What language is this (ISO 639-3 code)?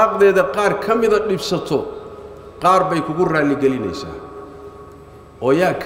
ara